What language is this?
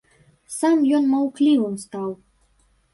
Belarusian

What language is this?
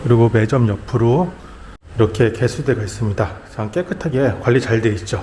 Korean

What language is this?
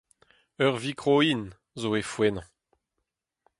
Breton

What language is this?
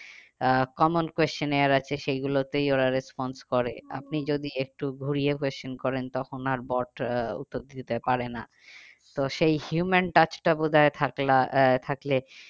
Bangla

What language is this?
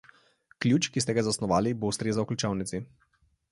Slovenian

